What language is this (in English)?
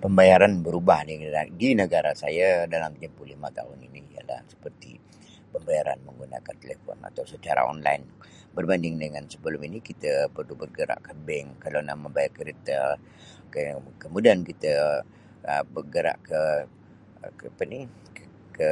Sabah Malay